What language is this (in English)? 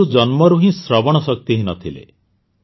Odia